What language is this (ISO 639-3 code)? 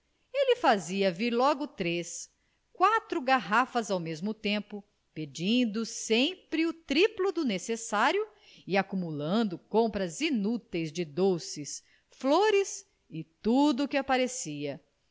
por